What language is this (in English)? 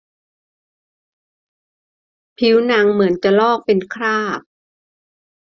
Thai